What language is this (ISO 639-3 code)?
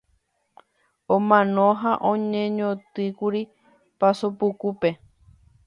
grn